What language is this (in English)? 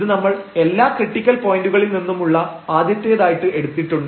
Malayalam